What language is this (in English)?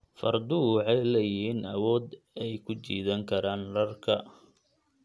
Somali